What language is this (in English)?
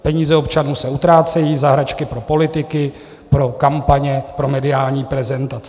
Czech